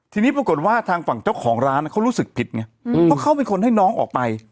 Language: Thai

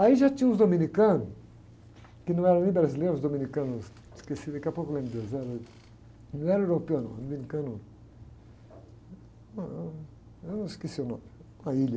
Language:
Portuguese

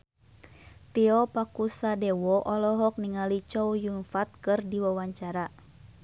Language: Sundanese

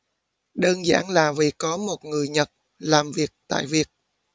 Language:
Vietnamese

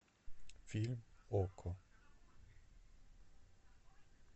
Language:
Russian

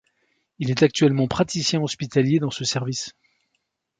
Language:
French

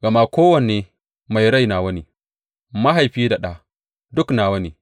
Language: Hausa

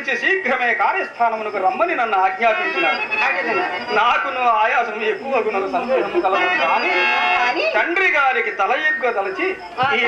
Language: Telugu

